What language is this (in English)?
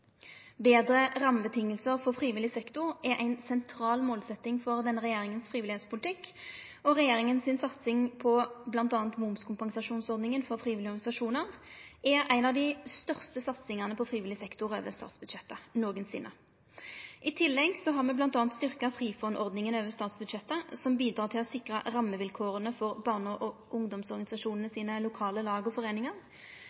Norwegian Nynorsk